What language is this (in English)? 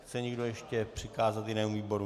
Czech